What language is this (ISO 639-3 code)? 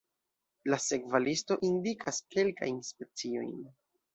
epo